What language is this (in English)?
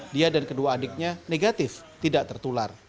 Indonesian